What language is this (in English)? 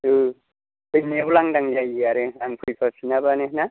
Bodo